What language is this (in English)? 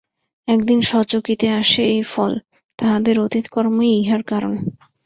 Bangla